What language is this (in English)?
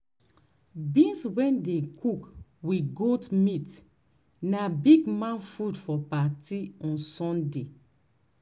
Nigerian Pidgin